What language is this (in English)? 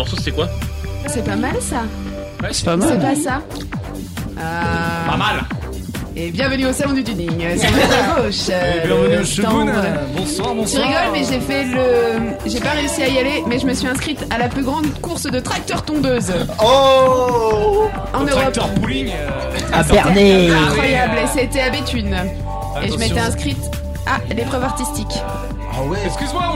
French